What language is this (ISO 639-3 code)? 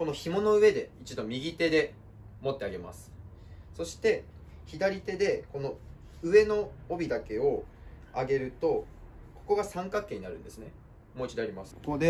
jpn